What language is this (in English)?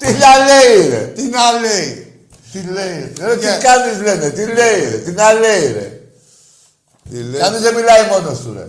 Greek